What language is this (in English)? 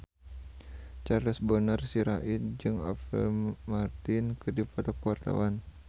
Sundanese